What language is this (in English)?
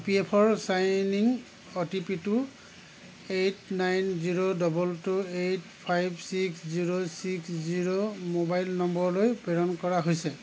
Assamese